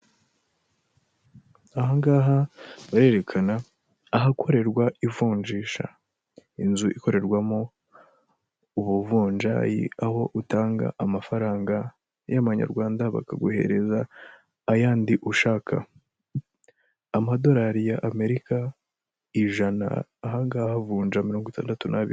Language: Kinyarwanda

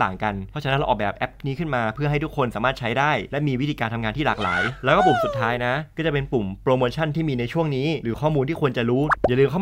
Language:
Thai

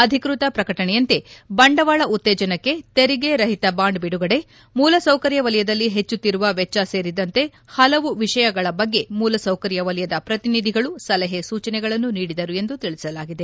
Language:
Kannada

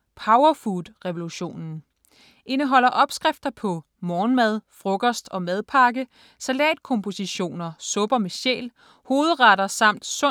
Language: Danish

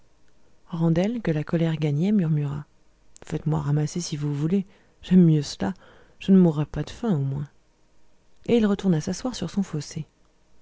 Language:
French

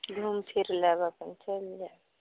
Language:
Maithili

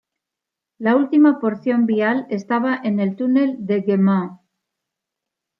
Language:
Spanish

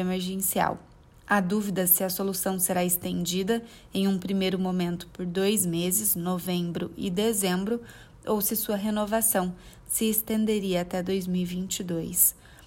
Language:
Portuguese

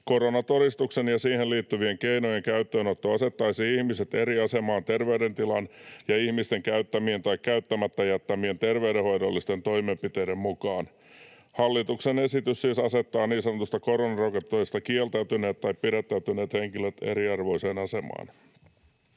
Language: Finnish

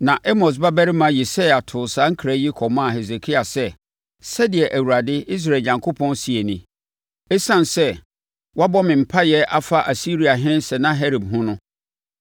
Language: Akan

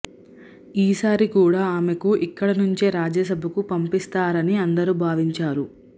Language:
Telugu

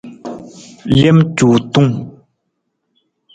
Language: Nawdm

